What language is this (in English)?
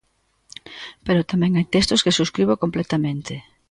Galician